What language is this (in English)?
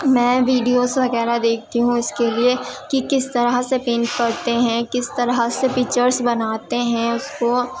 Urdu